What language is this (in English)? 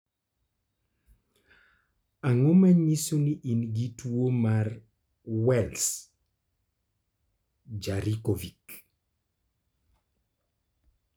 Luo (Kenya and Tanzania)